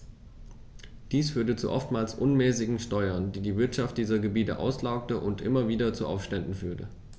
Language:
German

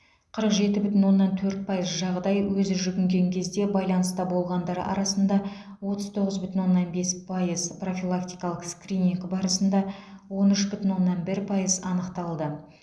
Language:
Kazakh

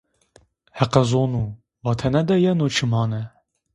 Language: Zaza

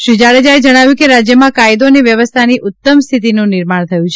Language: Gujarati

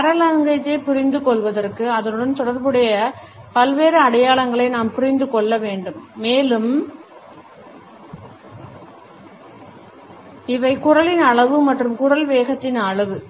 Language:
Tamil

